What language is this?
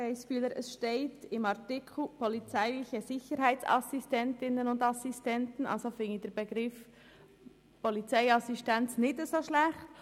Swiss German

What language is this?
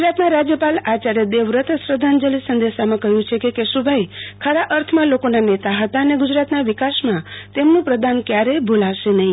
Gujarati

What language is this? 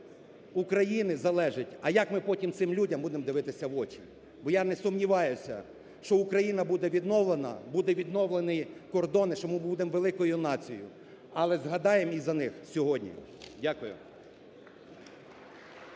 Ukrainian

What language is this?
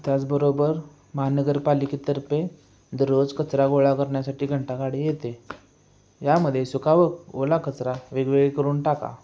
Marathi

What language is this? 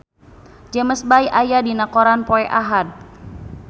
Sundanese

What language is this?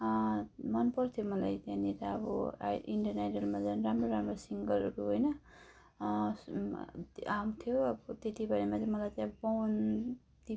Nepali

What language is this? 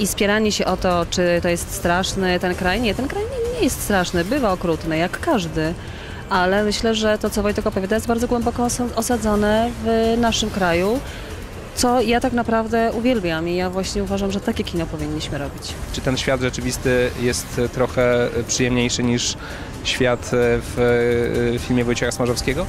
Polish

